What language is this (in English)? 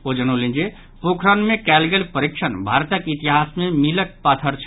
Maithili